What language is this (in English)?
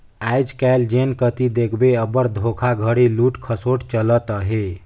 Chhattisgarhi